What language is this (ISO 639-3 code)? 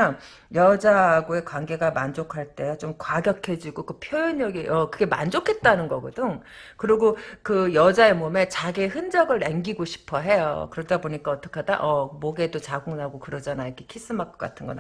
kor